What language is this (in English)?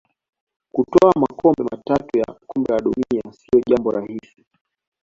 Swahili